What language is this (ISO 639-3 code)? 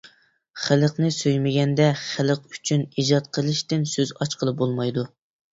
uig